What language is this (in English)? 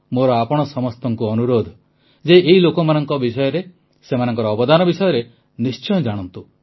Odia